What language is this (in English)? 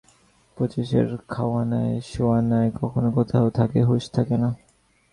Bangla